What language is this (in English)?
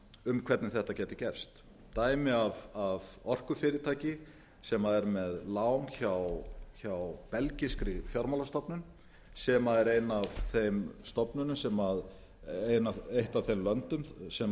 Icelandic